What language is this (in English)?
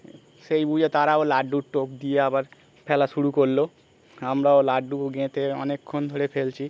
Bangla